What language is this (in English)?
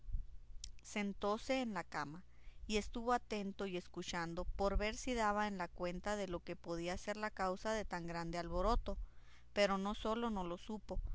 Spanish